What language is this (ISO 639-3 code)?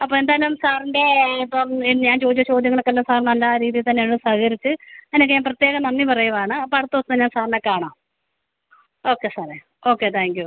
mal